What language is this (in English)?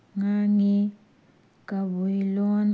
Manipuri